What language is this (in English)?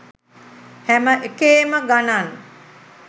Sinhala